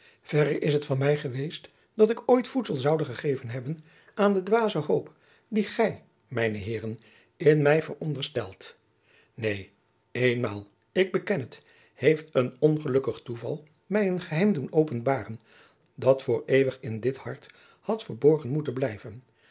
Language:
Dutch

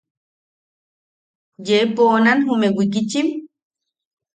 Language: Yaqui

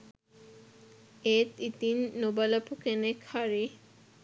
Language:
Sinhala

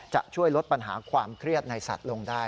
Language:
Thai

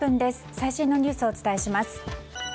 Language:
Japanese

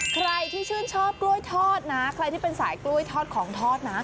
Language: Thai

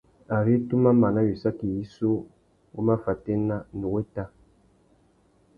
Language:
Tuki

